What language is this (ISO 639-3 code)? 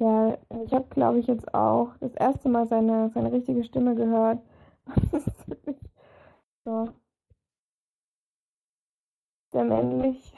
deu